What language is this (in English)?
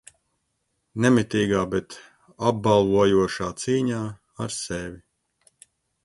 Latvian